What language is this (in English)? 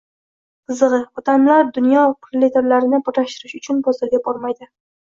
Uzbek